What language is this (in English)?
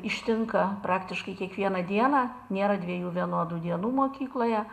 Lithuanian